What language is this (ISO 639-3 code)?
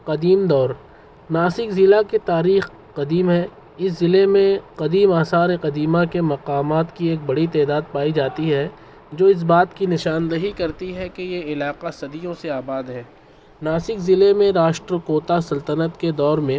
urd